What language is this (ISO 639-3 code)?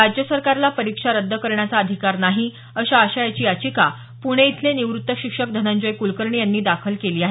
mar